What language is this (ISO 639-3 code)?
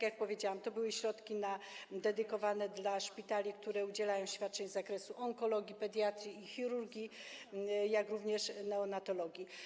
pol